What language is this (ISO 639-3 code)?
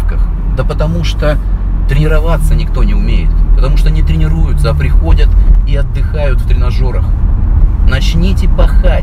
rus